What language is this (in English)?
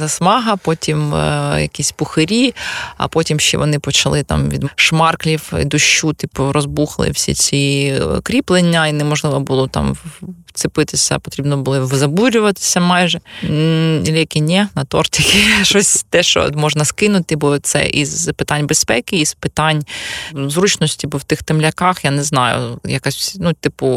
Ukrainian